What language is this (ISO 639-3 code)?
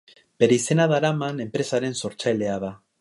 eus